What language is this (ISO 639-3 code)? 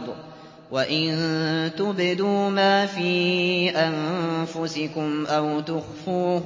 ara